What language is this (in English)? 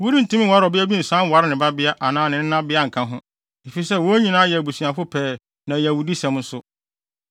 Akan